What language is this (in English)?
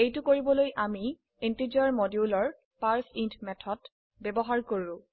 Assamese